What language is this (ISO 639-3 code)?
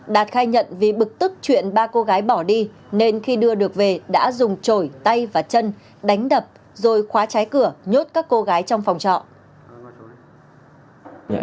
vie